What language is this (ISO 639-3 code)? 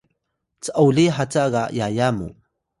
tay